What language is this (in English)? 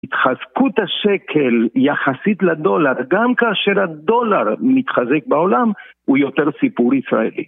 Hebrew